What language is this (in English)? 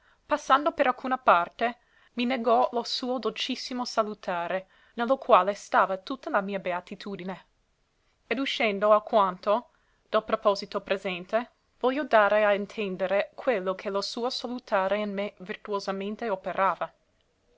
Italian